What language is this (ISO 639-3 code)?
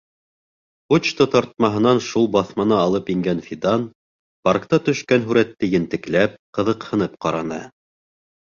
bak